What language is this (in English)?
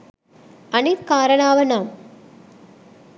Sinhala